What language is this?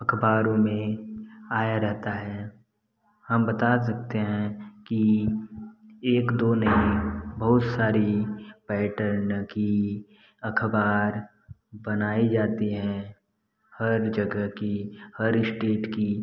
Hindi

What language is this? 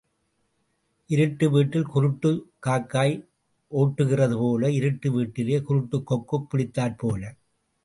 Tamil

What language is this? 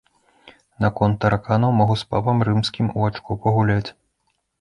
Belarusian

